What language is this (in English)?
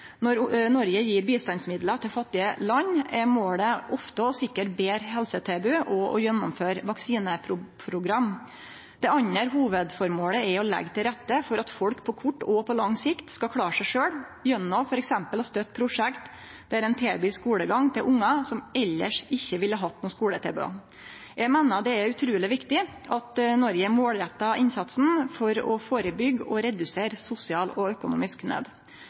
Norwegian Nynorsk